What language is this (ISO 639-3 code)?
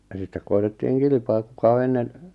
fin